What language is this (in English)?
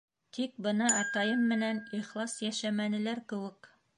Bashkir